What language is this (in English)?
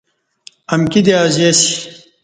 Kati